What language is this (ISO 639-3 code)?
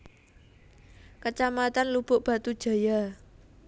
jav